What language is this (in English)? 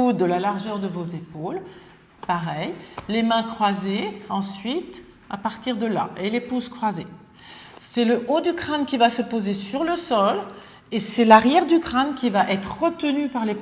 French